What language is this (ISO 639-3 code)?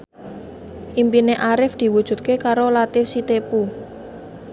jav